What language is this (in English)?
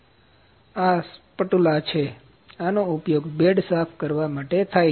Gujarati